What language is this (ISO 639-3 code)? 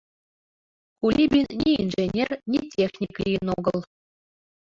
chm